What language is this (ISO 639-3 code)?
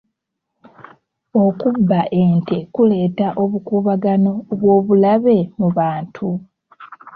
lug